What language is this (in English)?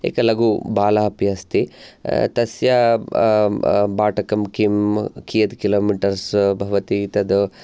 Sanskrit